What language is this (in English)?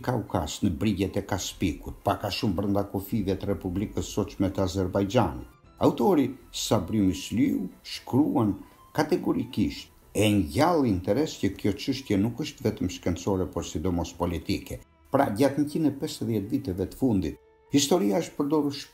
Romanian